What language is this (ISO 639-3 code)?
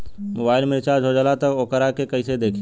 bho